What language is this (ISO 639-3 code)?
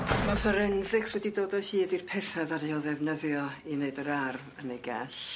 cym